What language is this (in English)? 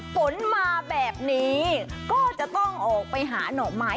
Thai